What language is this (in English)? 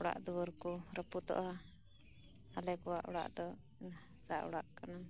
Santali